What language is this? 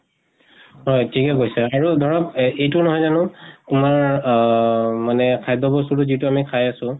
Assamese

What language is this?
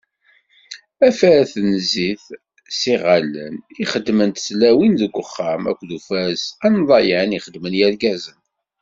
Kabyle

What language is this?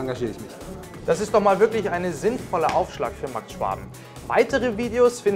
German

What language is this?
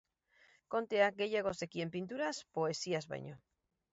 Basque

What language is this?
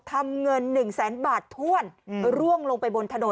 Thai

